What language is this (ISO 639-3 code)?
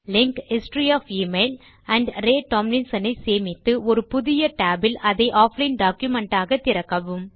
tam